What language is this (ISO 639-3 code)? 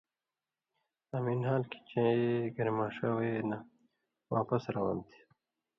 mvy